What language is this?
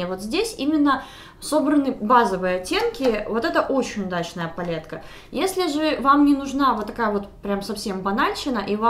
Russian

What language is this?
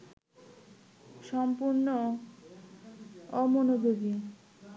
Bangla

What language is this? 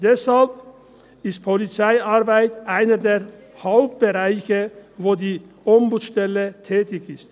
Swiss German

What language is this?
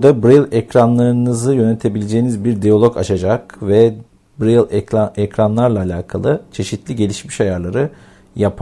Turkish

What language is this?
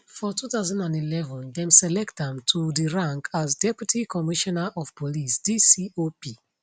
Nigerian Pidgin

